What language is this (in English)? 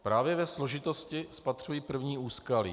Czech